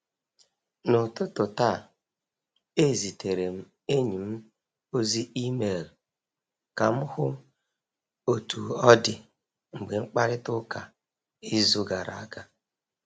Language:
Igbo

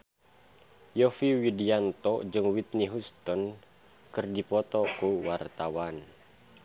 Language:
Sundanese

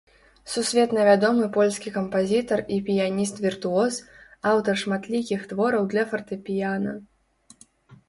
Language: Belarusian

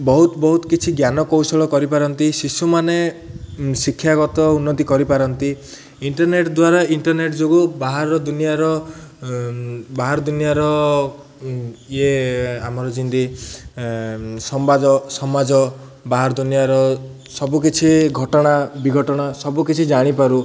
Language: Odia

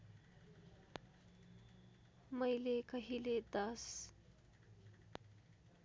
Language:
Nepali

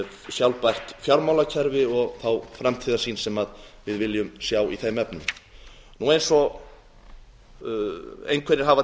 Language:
Icelandic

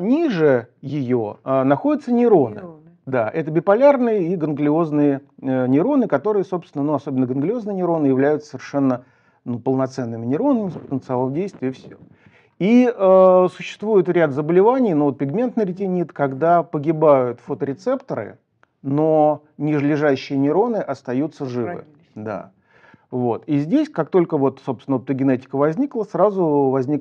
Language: Russian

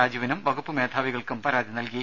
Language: Malayalam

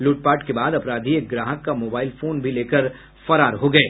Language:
Hindi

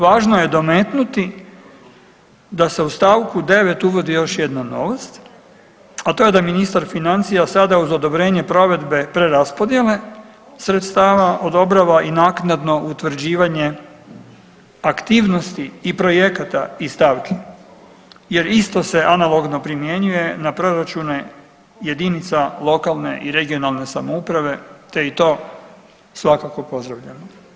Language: Croatian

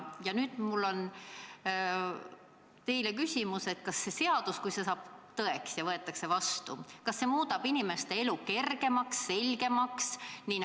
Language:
Estonian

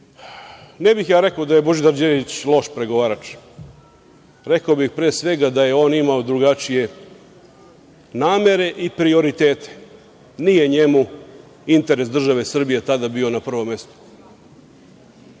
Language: Serbian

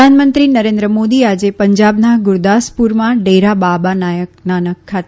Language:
Gujarati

